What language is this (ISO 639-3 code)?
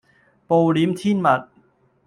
yue